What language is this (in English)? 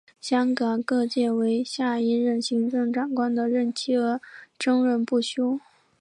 Chinese